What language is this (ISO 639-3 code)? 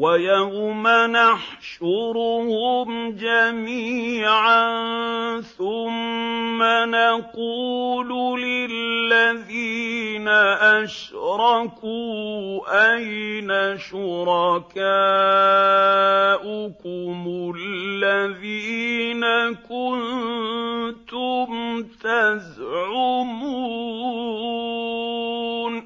ara